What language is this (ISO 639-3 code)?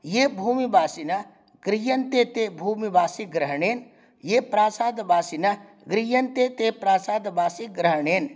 san